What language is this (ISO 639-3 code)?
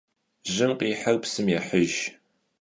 kbd